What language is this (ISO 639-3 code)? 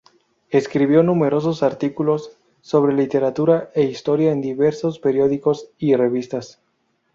spa